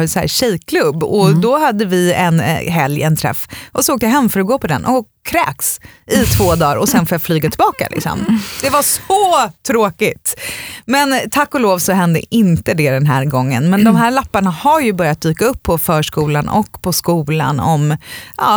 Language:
Swedish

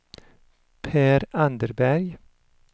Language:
Swedish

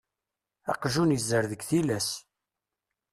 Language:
Kabyle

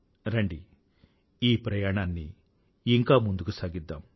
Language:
Telugu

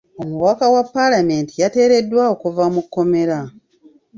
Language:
Ganda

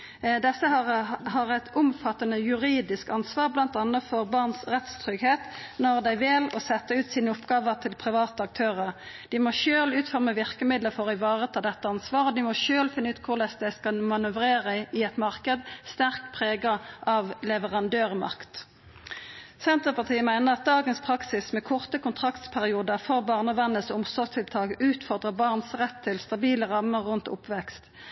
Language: Norwegian Nynorsk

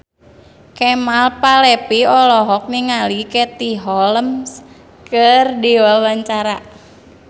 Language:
Sundanese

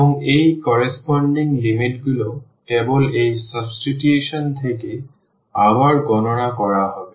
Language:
Bangla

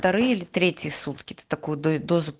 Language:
Russian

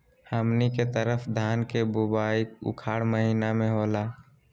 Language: Magahi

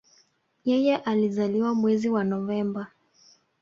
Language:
Swahili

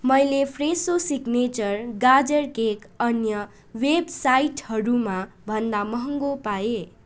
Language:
Nepali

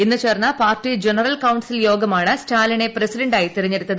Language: Malayalam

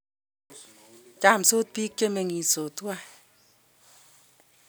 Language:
Kalenjin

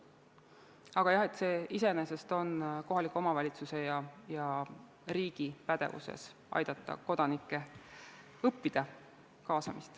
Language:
Estonian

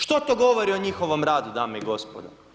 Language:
Croatian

